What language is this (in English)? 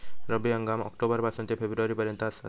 Marathi